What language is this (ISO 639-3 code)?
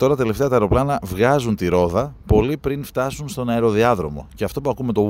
ell